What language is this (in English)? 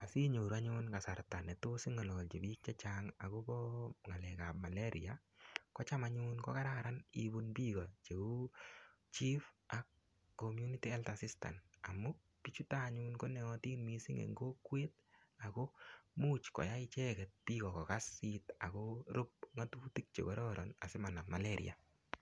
Kalenjin